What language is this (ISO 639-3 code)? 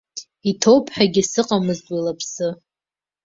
abk